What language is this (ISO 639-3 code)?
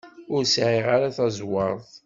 kab